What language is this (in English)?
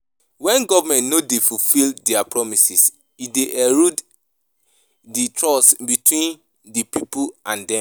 Nigerian Pidgin